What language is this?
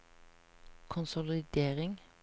Norwegian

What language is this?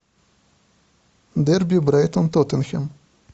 Russian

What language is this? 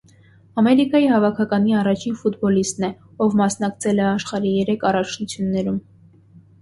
Armenian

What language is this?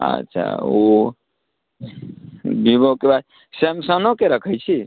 Maithili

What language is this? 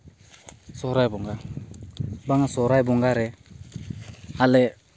Santali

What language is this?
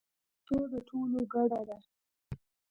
Pashto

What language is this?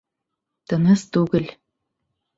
Bashkir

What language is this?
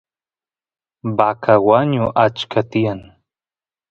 Santiago del Estero Quichua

